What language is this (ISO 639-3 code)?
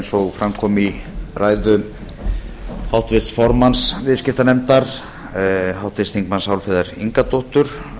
isl